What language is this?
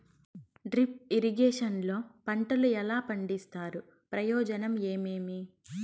Telugu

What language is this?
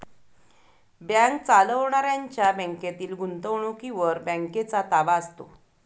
Marathi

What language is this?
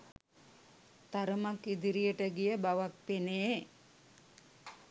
Sinhala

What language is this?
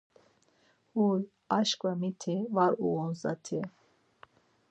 Laz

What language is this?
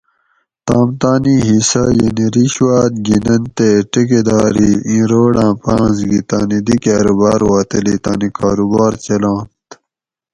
Gawri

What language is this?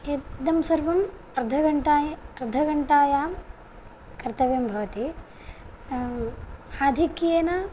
Sanskrit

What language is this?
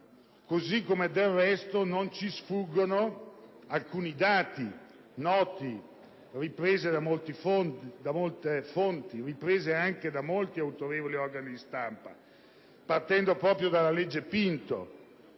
Italian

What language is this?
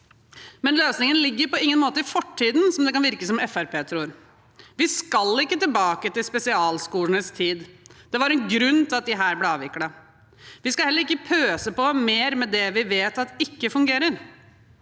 Norwegian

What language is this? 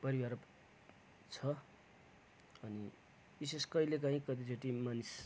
Nepali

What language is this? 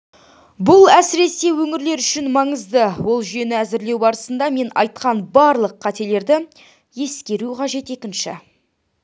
Kazakh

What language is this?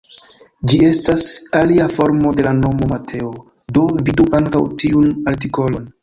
Esperanto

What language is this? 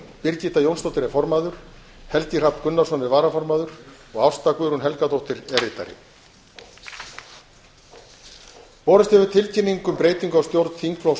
Icelandic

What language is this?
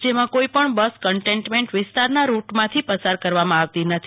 Gujarati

